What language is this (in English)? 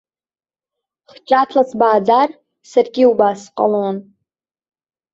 Abkhazian